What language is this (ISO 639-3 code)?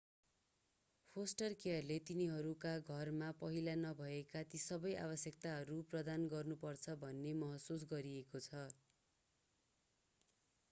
nep